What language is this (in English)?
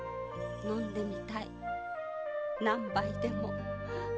Japanese